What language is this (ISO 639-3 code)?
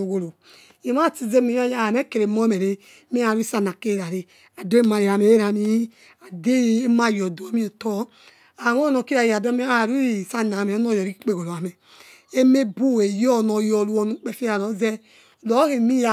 ets